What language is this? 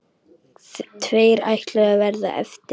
Icelandic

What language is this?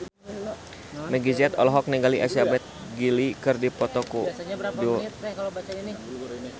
Sundanese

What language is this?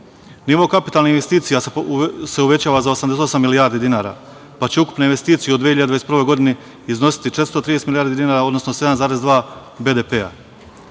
Serbian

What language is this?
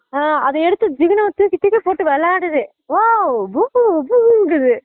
Tamil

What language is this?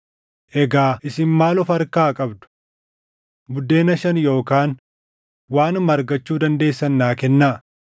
Oromo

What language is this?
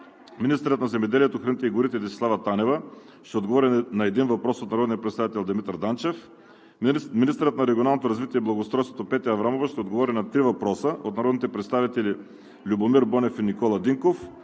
Bulgarian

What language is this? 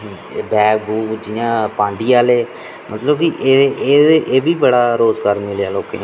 Dogri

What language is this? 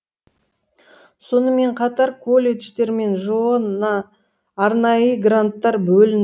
Kazakh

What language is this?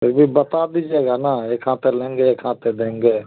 Hindi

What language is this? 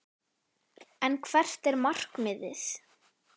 Icelandic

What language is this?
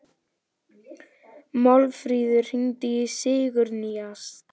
Icelandic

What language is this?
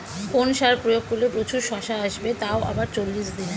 Bangla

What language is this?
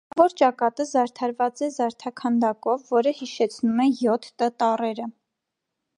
Armenian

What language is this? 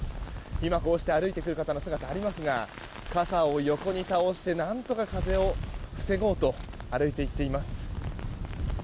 Japanese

